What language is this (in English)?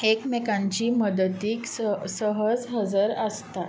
Konkani